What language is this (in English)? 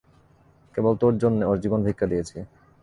Bangla